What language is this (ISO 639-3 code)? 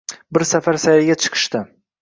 uzb